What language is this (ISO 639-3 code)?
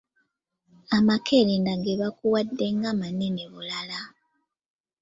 lug